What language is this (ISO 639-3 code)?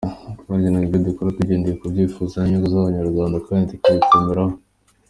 kin